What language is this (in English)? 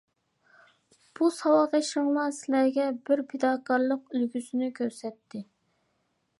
Uyghur